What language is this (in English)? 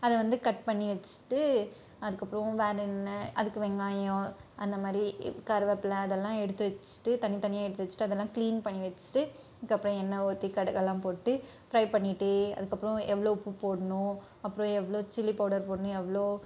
Tamil